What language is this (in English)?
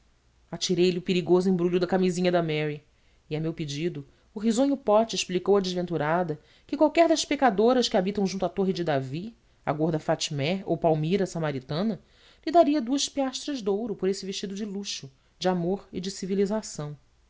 Portuguese